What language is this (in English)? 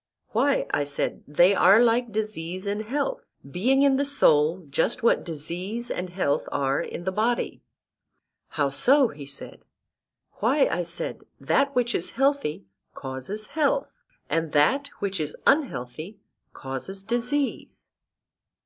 English